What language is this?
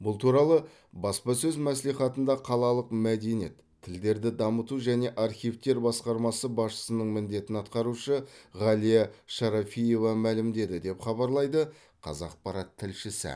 Kazakh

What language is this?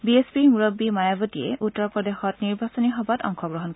Assamese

